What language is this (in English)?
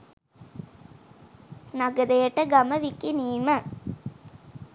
Sinhala